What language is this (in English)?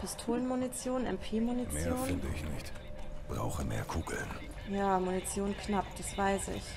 German